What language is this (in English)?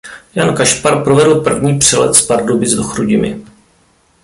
Czech